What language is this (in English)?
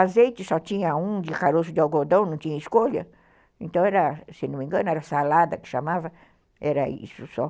Portuguese